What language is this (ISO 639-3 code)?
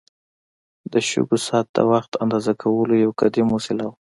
pus